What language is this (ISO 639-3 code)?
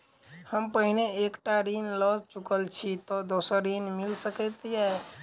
mai